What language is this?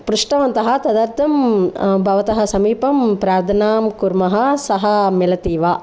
Sanskrit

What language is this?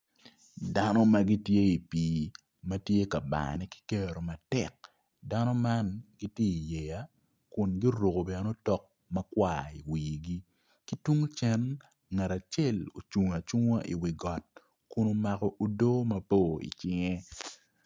Acoli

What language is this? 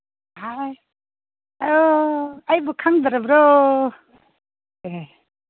Manipuri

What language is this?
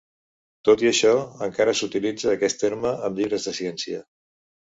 Catalan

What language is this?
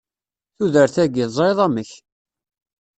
Kabyle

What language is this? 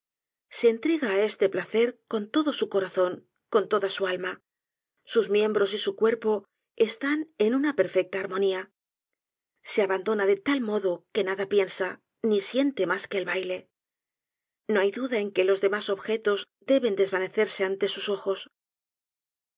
Spanish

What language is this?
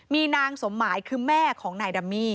Thai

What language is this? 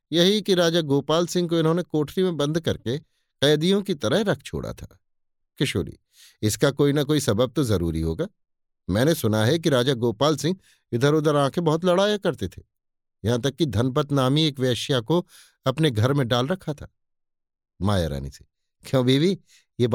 Hindi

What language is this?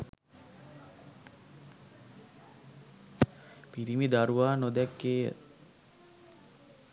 Sinhala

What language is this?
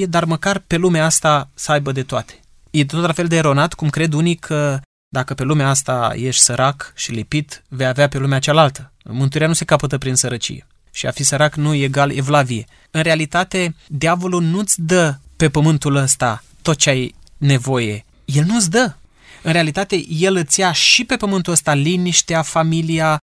Romanian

